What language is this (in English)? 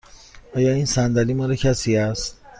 Persian